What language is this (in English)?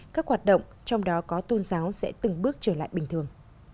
Vietnamese